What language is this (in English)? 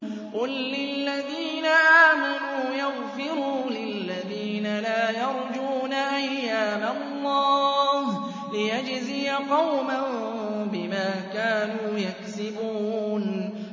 Arabic